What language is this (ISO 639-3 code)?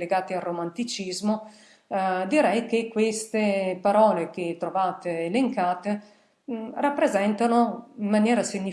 ita